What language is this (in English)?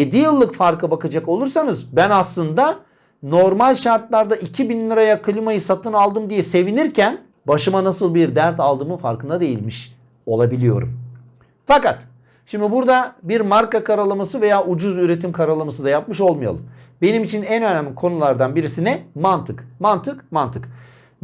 Turkish